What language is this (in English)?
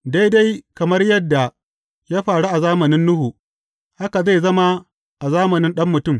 Hausa